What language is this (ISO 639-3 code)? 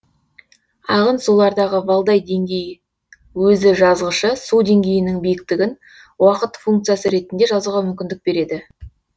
kaz